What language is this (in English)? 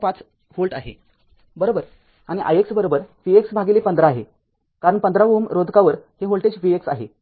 Marathi